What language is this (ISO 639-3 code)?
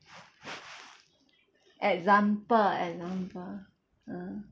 eng